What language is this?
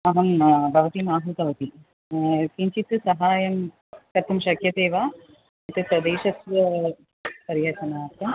Sanskrit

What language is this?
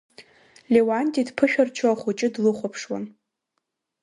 Abkhazian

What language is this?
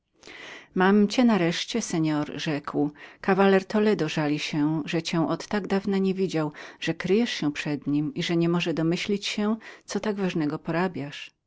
Polish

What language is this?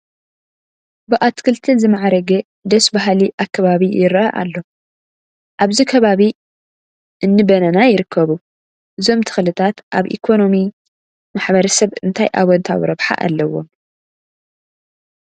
Tigrinya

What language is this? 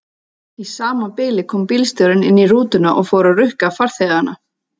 Icelandic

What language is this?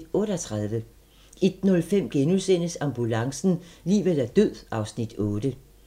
Danish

